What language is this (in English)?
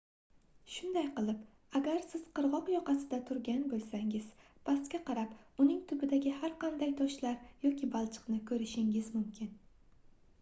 Uzbek